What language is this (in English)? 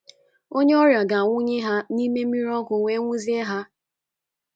Igbo